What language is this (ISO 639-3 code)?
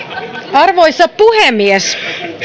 fin